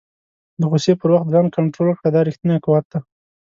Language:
Pashto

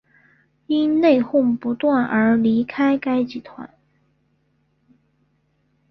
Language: Chinese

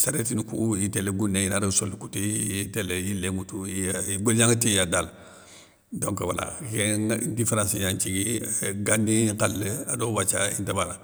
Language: Soninke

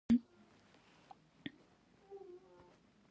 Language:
Pashto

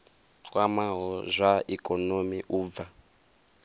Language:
Venda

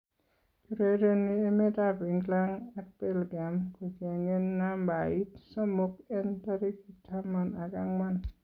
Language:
Kalenjin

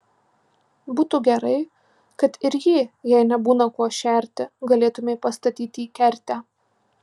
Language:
Lithuanian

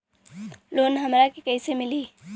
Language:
Bhojpuri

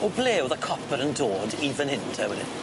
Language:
Welsh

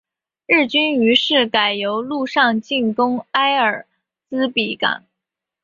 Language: Chinese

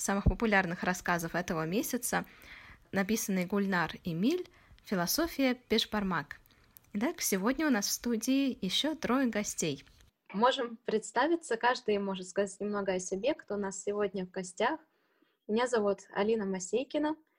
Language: Russian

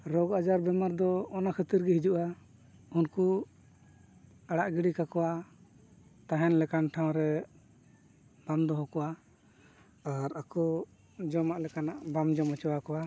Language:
Santali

